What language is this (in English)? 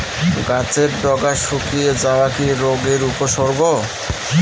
Bangla